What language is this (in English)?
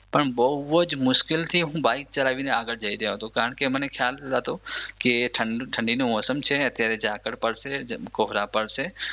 Gujarati